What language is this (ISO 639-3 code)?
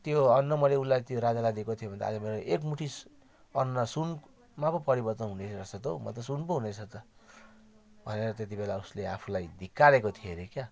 nep